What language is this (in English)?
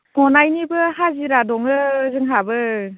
Bodo